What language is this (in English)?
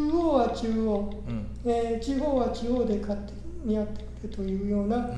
Japanese